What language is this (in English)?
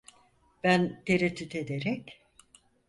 Turkish